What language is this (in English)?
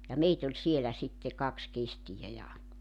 Finnish